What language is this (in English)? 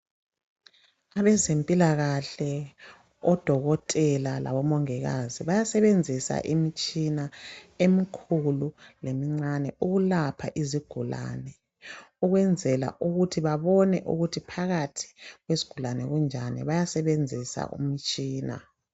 North Ndebele